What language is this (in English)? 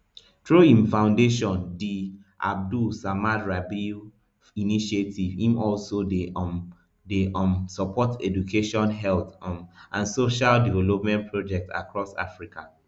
Nigerian Pidgin